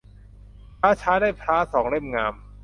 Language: Thai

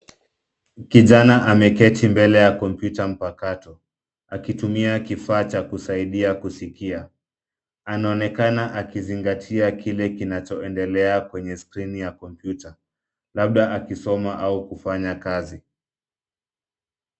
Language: Swahili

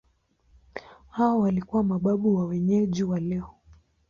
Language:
Swahili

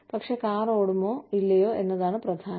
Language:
Malayalam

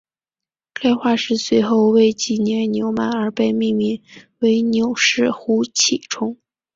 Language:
Chinese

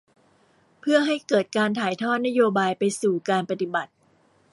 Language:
Thai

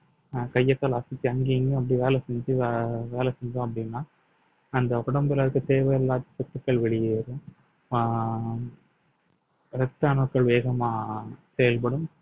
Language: Tamil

